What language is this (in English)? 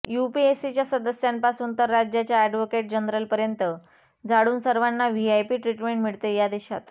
Marathi